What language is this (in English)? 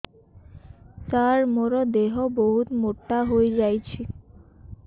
Odia